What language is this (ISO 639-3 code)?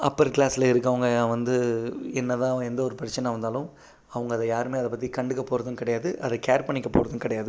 tam